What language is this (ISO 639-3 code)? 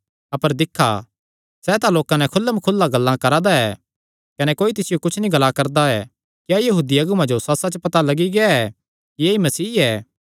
xnr